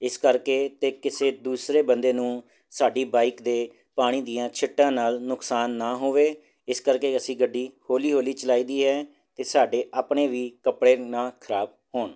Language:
Punjabi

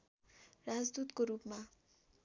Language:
Nepali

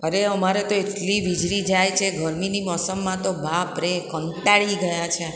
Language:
Gujarati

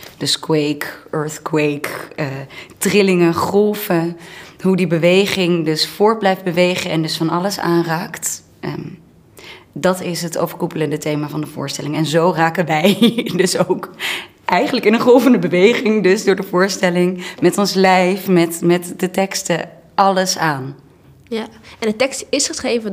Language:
Dutch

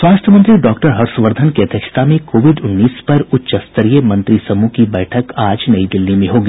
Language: Hindi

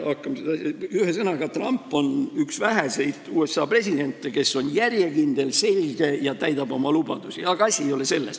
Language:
Estonian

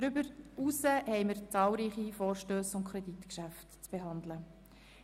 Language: Swiss German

